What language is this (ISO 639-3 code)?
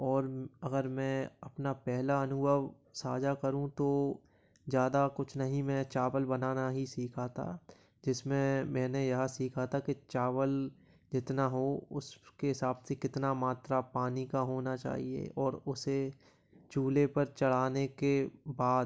hin